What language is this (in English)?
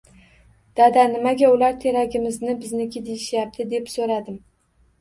Uzbek